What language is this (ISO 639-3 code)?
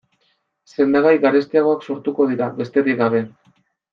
eus